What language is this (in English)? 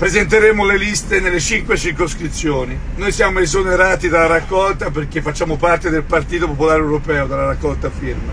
Italian